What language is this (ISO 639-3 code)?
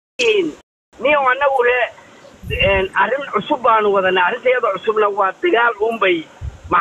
ara